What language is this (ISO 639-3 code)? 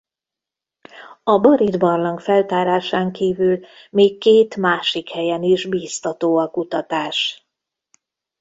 hun